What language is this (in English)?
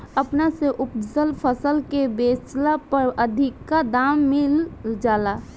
Bhojpuri